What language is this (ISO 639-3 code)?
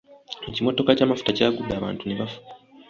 lug